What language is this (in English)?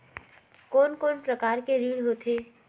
Chhattisgarhi